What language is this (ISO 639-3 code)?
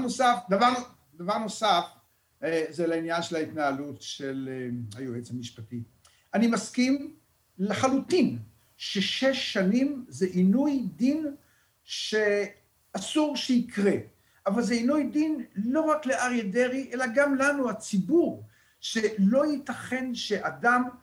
heb